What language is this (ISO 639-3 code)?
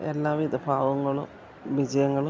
mal